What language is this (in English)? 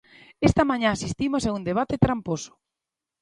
Galician